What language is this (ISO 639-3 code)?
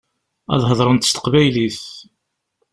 kab